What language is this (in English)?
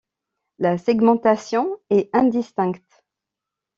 French